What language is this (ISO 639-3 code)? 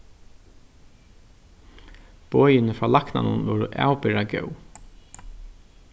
fao